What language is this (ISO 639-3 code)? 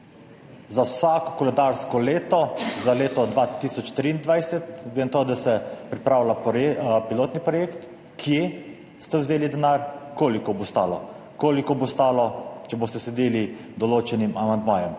slv